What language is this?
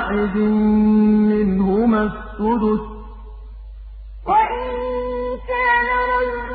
Arabic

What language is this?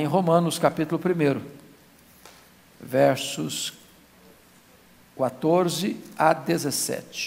Portuguese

